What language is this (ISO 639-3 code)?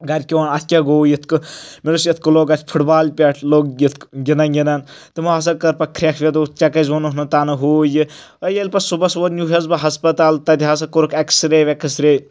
kas